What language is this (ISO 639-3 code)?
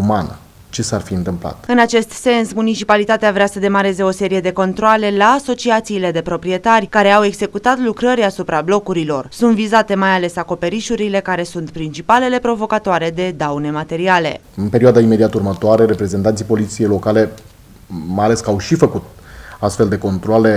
ron